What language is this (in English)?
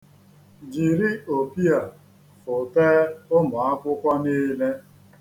Igbo